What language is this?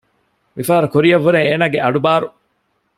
Divehi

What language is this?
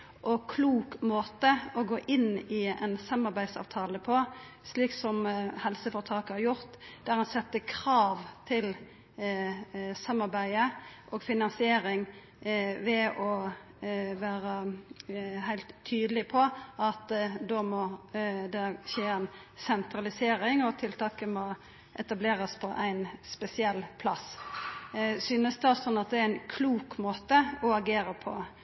Norwegian Nynorsk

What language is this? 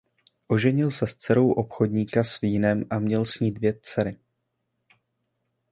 Czech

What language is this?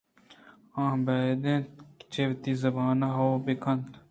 Eastern Balochi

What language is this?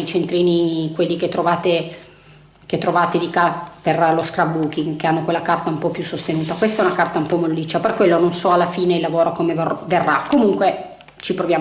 Italian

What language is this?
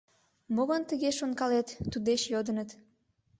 Mari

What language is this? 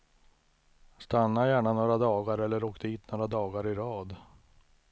Swedish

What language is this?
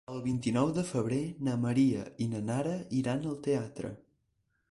Catalan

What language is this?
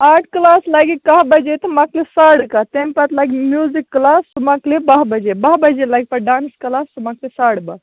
Kashmiri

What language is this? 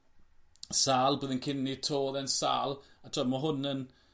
Welsh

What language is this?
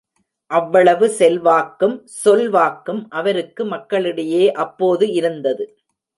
Tamil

